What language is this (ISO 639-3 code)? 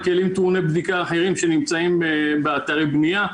heb